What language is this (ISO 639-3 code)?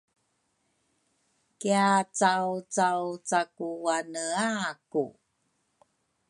dru